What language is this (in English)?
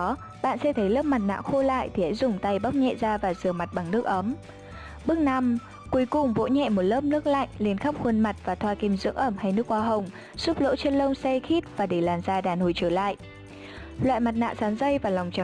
Vietnamese